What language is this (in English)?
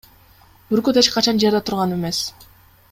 Kyrgyz